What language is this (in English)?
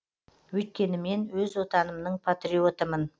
Kazakh